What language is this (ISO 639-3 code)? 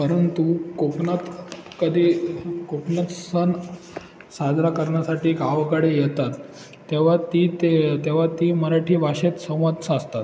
mar